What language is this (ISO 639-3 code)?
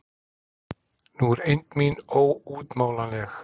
isl